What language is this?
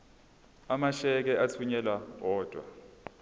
Zulu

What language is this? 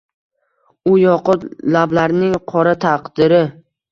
Uzbek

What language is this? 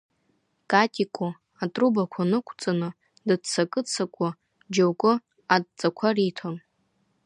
Abkhazian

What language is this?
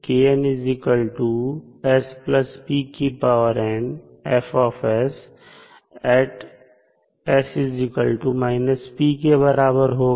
Hindi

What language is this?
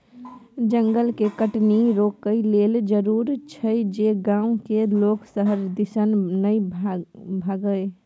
Maithili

